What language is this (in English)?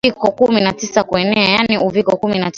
Swahili